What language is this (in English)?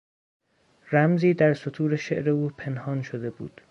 Persian